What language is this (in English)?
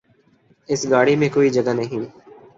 Urdu